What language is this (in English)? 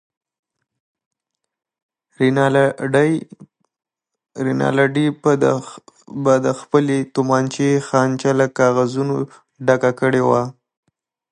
Pashto